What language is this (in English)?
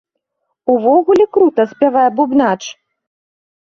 Belarusian